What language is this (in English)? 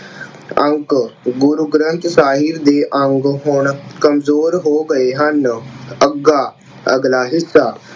Punjabi